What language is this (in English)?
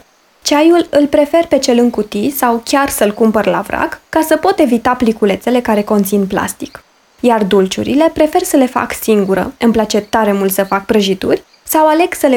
Romanian